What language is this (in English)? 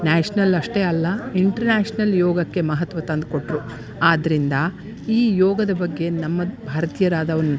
Kannada